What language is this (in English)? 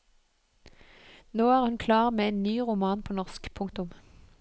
Norwegian